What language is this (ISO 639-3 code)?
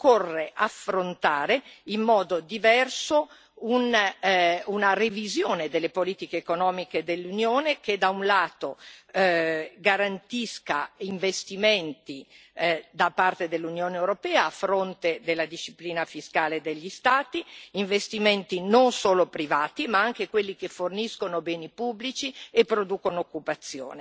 ita